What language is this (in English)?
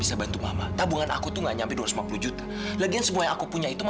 Indonesian